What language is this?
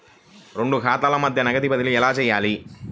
Telugu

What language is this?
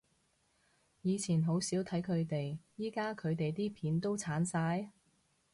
Cantonese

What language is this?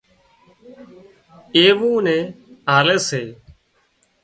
Wadiyara Koli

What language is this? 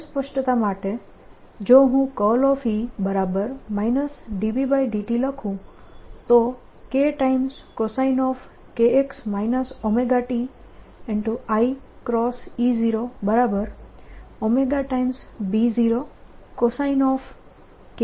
Gujarati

